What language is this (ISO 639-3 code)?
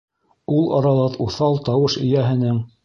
bak